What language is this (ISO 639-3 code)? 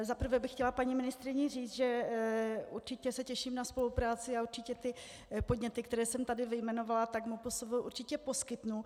ces